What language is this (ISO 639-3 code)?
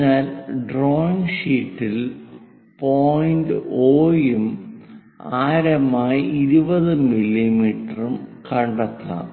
mal